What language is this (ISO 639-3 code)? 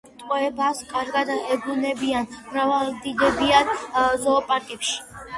kat